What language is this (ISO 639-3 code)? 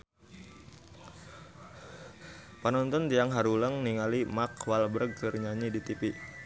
sun